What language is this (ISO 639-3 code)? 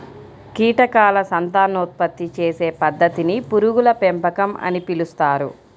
tel